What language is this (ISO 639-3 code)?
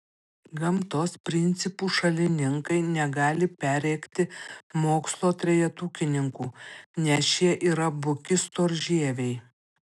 lit